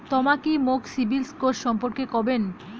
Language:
Bangla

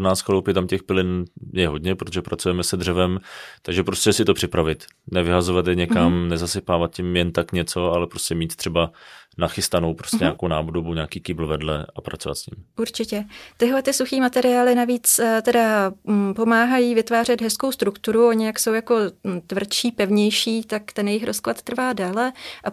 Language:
Czech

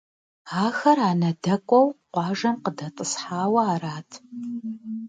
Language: Kabardian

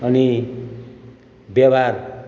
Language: Nepali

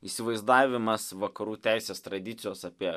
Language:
Lithuanian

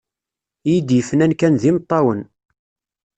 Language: Kabyle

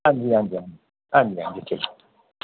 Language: Dogri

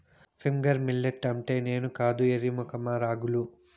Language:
Telugu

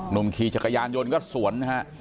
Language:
Thai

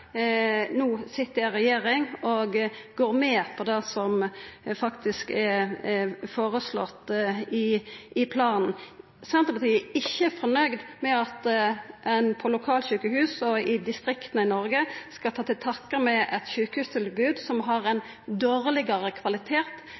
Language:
Norwegian Nynorsk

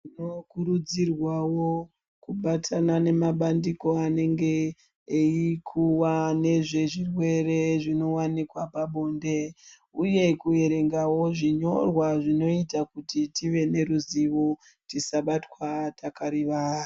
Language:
Ndau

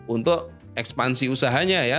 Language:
Indonesian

